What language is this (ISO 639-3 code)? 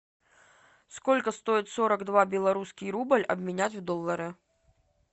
rus